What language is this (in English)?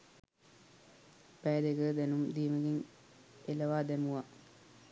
Sinhala